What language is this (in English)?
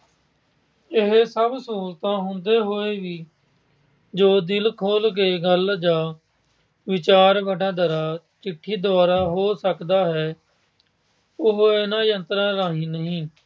Punjabi